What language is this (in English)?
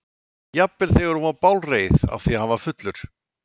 Icelandic